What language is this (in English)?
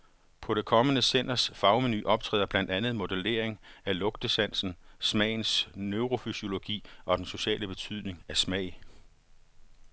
Danish